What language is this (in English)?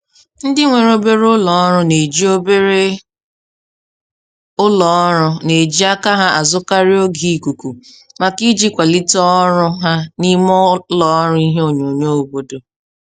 Igbo